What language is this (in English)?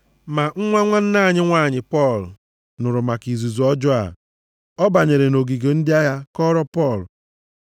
Igbo